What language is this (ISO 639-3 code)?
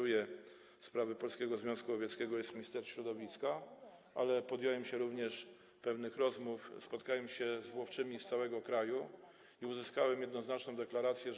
pol